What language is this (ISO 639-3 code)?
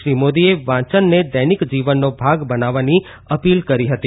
guj